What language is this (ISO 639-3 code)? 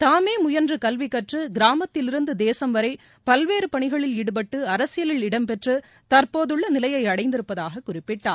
tam